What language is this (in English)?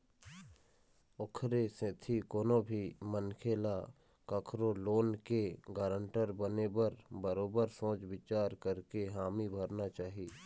Chhattisgarhi